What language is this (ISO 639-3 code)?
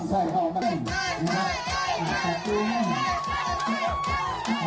tha